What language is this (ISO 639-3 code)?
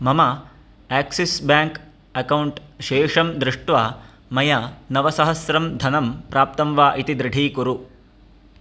san